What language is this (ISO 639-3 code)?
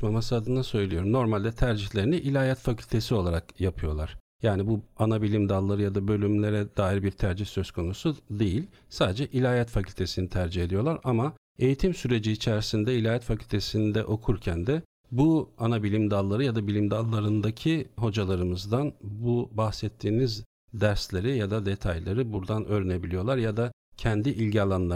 tur